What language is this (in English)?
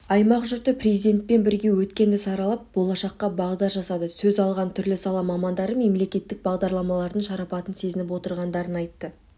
Kazakh